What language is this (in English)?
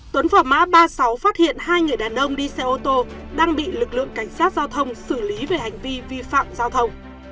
Vietnamese